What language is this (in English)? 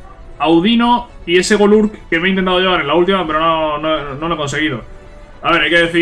Spanish